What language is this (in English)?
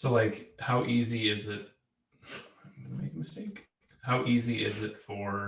English